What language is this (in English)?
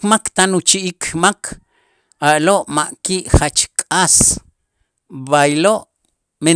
Itzá